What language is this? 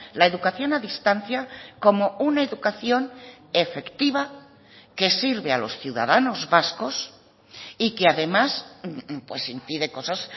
Spanish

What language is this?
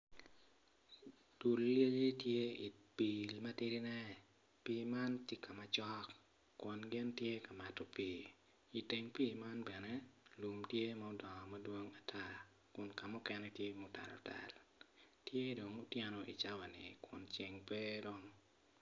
Acoli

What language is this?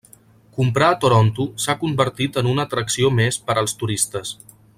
Catalan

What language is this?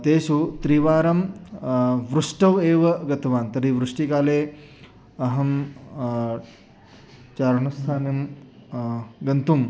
Sanskrit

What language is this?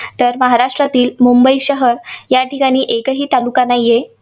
Marathi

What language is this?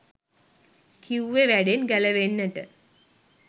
Sinhala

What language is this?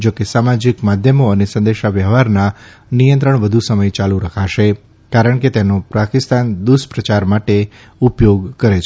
Gujarati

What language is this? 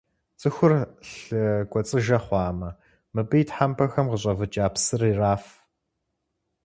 Kabardian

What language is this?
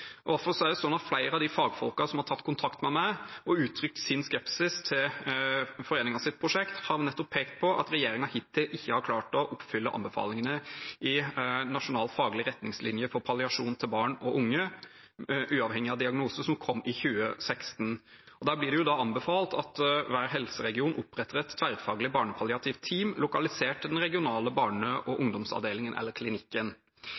Norwegian Bokmål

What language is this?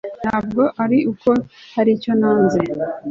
Kinyarwanda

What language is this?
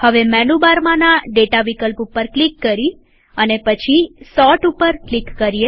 Gujarati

